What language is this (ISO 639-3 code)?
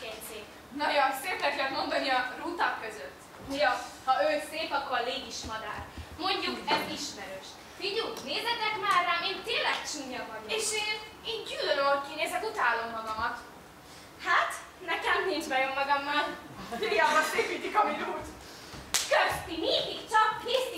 hun